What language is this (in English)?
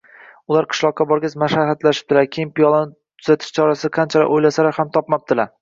Uzbek